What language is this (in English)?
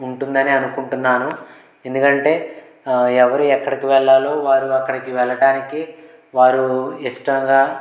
Telugu